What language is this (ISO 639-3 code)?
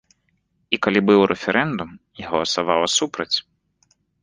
bel